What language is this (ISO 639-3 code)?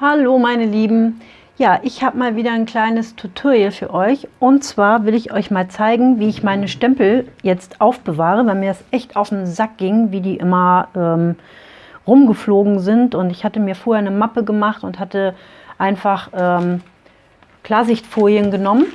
deu